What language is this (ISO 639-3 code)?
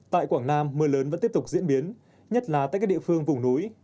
vie